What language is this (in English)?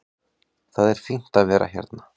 Icelandic